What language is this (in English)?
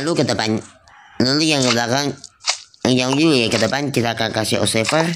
Indonesian